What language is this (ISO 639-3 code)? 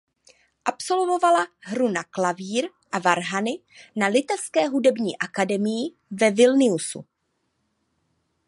ces